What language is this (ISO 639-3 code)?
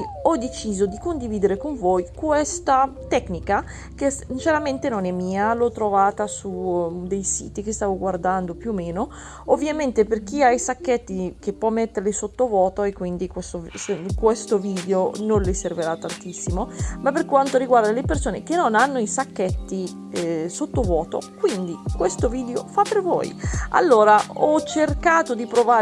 ita